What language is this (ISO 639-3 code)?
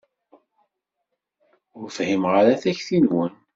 kab